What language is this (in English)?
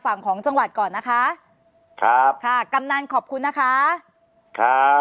Thai